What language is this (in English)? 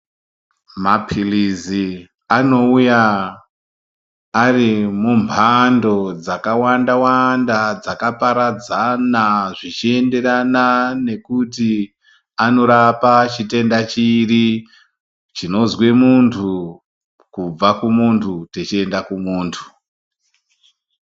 Ndau